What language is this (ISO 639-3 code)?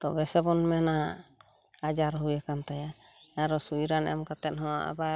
sat